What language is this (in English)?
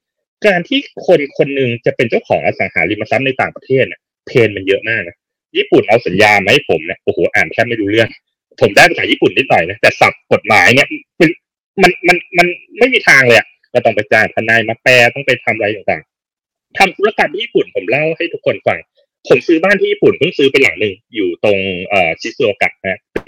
Thai